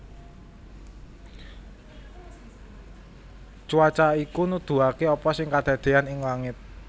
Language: Javanese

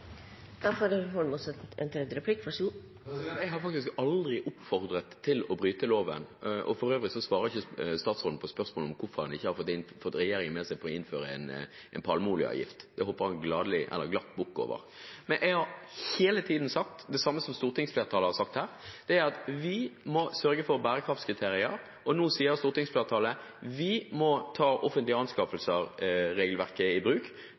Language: Norwegian Bokmål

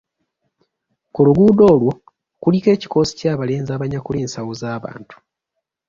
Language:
Ganda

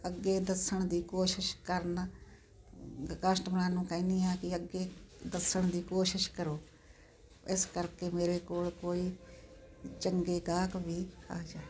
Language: Punjabi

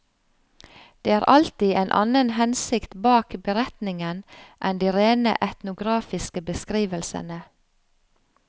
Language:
Norwegian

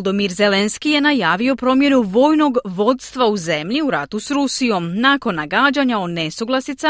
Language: Croatian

